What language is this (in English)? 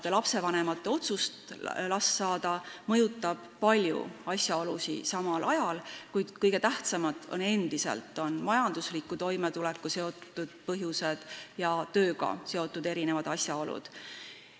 Estonian